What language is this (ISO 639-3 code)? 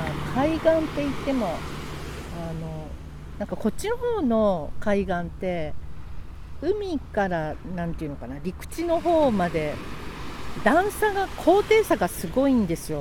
jpn